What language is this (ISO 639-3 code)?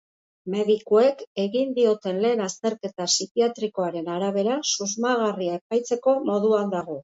eus